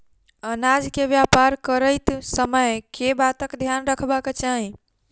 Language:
Maithili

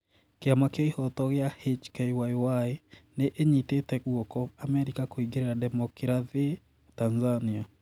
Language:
Kikuyu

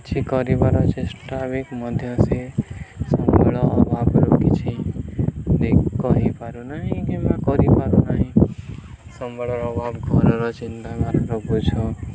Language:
Odia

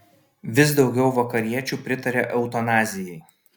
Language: Lithuanian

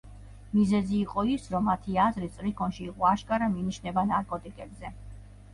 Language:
Georgian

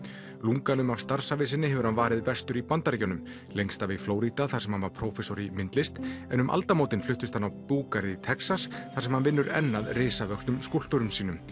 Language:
Icelandic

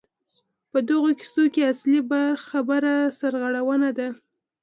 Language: Pashto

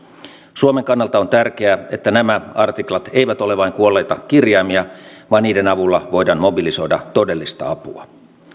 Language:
Finnish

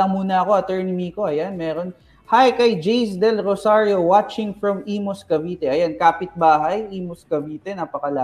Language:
Filipino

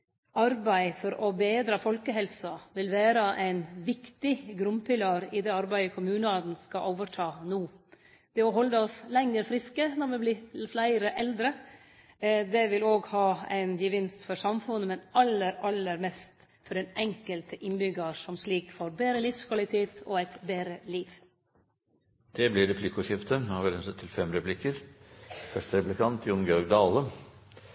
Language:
Norwegian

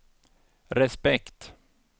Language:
Swedish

